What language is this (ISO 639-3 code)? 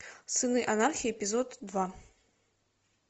rus